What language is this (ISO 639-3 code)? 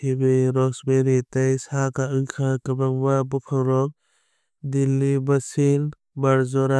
trp